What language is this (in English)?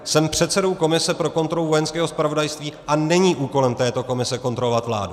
Czech